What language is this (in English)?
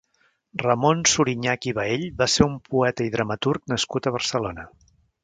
Catalan